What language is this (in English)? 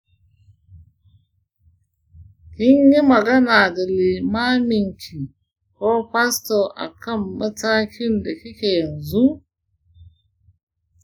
Hausa